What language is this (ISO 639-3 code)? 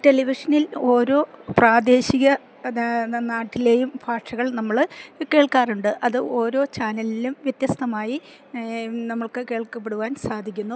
mal